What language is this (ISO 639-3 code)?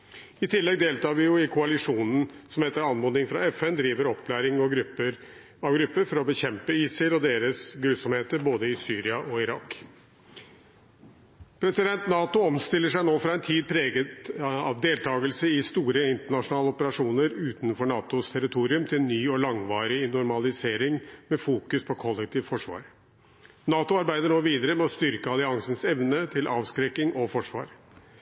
nob